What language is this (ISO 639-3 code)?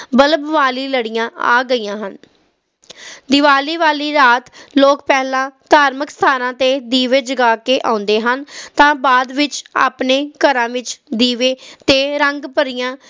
pan